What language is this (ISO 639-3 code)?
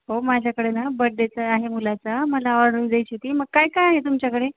mar